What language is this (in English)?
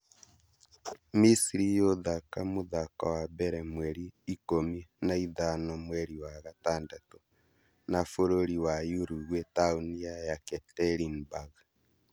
Kikuyu